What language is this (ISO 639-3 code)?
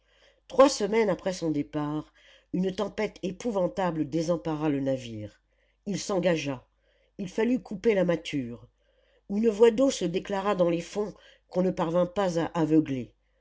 fra